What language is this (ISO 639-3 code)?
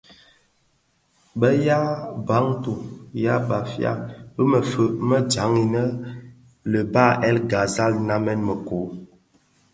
ksf